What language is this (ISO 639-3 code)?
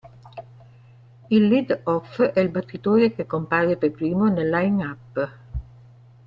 ita